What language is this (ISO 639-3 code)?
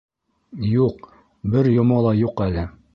bak